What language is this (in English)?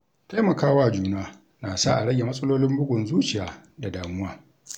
Hausa